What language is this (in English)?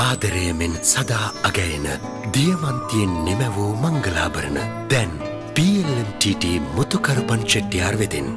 Korean